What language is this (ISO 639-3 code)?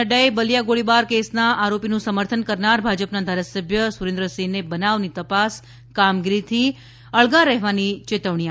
guj